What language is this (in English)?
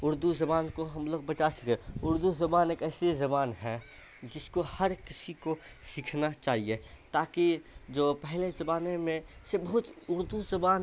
Urdu